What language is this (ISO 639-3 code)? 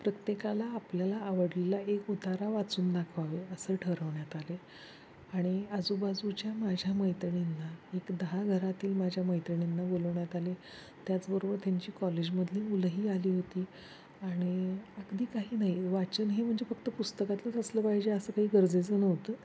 mar